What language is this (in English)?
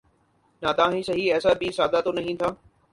Urdu